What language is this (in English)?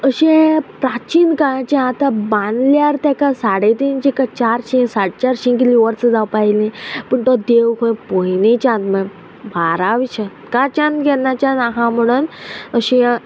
Konkani